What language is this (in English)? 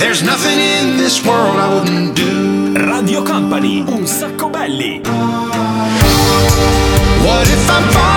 Italian